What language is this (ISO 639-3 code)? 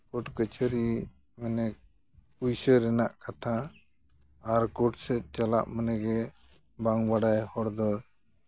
sat